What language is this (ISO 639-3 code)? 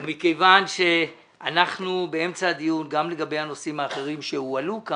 heb